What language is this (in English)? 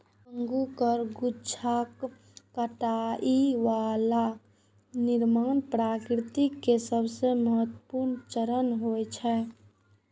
Maithili